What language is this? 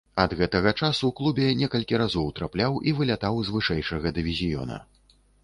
Belarusian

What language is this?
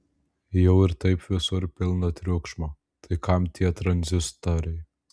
Lithuanian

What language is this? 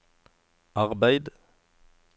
Norwegian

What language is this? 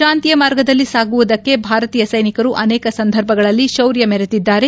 Kannada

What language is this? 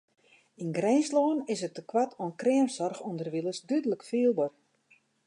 Western Frisian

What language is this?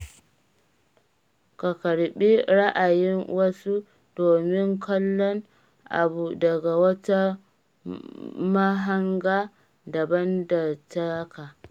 Hausa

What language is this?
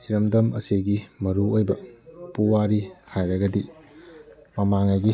Manipuri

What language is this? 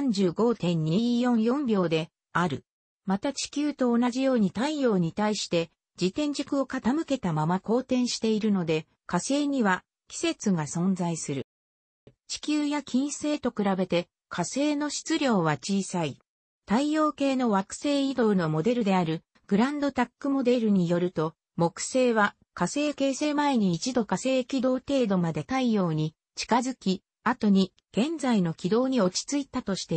Japanese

